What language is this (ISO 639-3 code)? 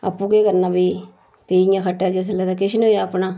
doi